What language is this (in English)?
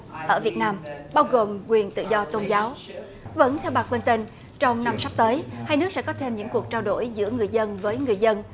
Vietnamese